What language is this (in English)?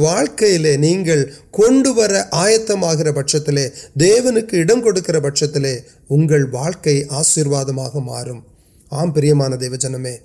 Urdu